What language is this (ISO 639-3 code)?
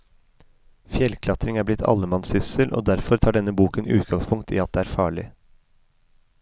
nor